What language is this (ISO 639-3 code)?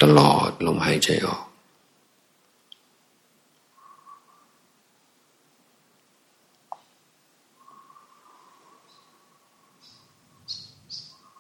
tha